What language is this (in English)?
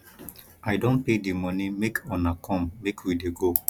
Nigerian Pidgin